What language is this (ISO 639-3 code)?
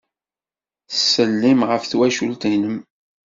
kab